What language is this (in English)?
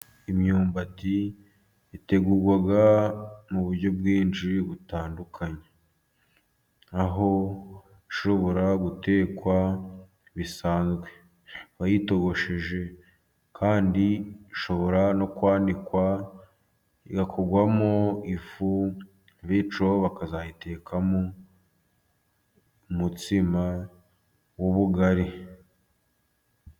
Kinyarwanda